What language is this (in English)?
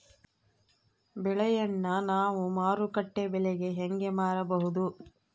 Kannada